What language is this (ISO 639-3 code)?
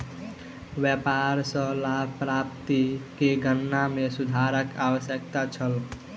mai